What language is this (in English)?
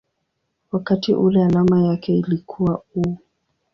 Swahili